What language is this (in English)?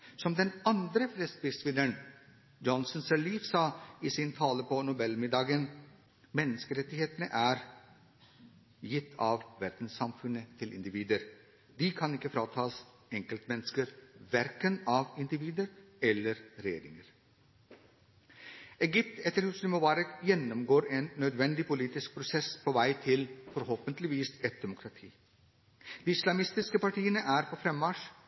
Norwegian Bokmål